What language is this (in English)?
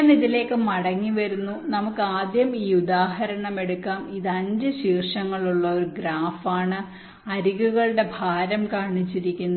Malayalam